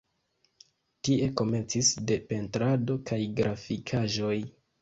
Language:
Esperanto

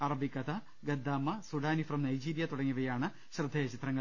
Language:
Malayalam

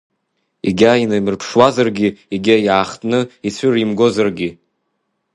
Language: Abkhazian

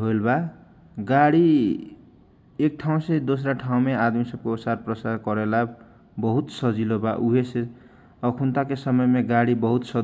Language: Kochila Tharu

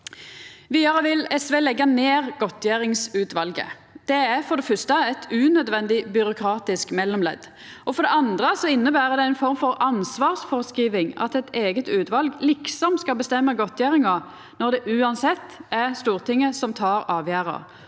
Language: Norwegian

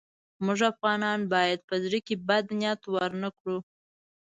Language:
Pashto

